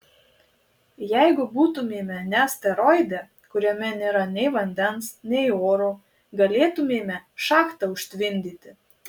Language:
Lithuanian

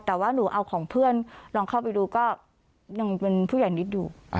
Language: Thai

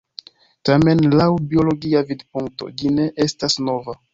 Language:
Esperanto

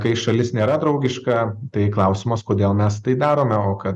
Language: Lithuanian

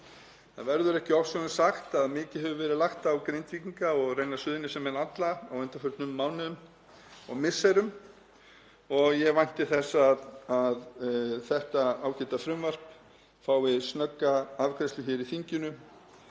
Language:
Icelandic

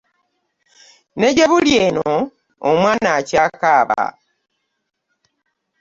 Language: Ganda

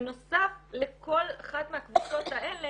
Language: Hebrew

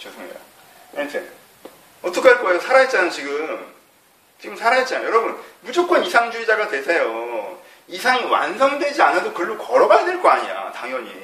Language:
Korean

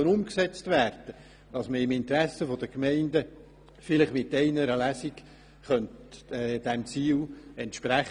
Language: Swiss German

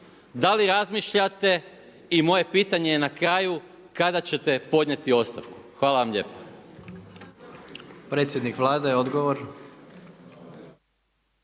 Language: Croatian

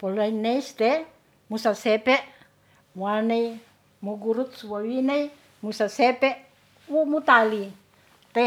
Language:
Ratahan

